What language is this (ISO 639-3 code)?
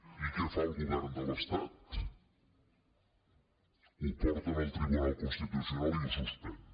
cat